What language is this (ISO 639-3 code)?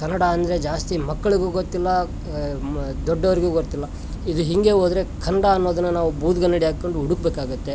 kan